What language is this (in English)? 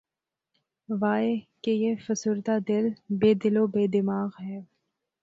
Urdu